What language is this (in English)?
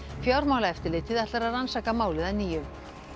Icelandic